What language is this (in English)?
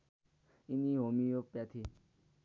Nepali